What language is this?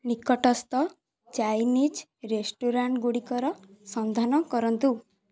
Odia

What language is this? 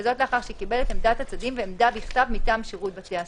Hebrew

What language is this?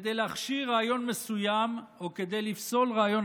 Hebrew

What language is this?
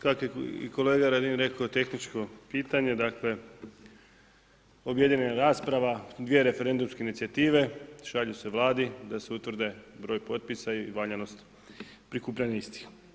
Croatian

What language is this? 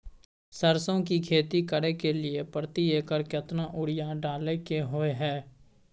Maithili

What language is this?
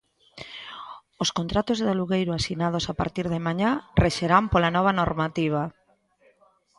Galician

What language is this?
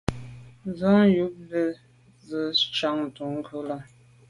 Medumba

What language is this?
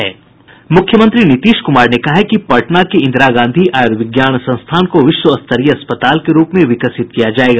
Hindi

